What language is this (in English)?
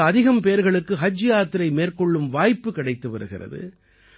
Tamil